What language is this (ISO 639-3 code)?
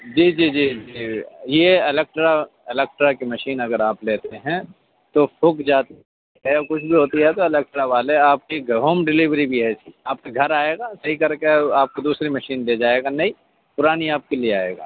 urd